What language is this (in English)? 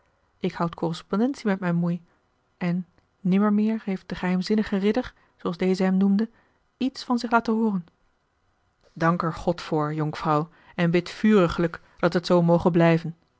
Dutch